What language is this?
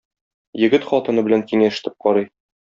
Tatar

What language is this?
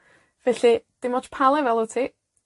Welsh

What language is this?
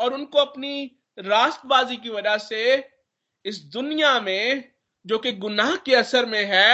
Hindi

